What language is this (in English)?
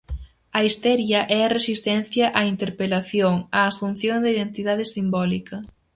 Galician